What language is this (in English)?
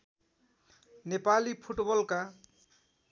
Nepali